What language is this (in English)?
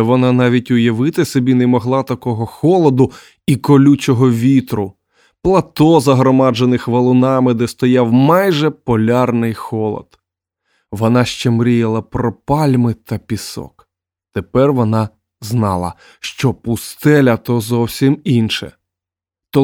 Ukrainian